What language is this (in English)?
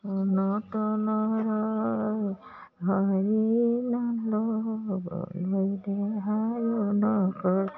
Assamese